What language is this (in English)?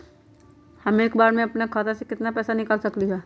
Magahi